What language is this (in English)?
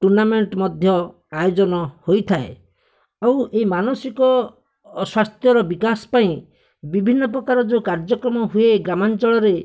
Odia